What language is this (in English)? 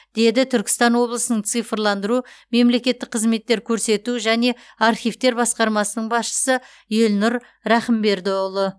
Kazakh